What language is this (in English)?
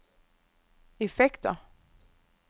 Danish